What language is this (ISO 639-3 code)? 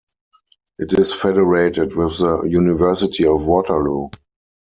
eng